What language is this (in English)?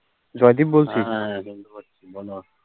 Bangla